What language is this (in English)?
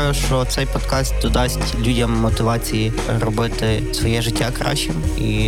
Ukrainian